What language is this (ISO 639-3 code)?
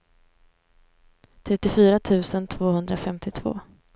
swe